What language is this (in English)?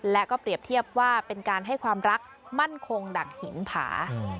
Thai